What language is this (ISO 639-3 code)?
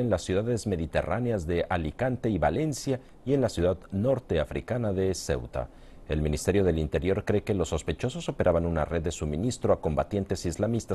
spa